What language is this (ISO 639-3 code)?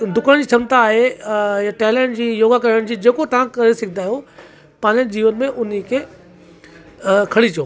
snd